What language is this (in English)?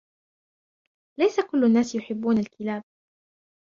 Arabic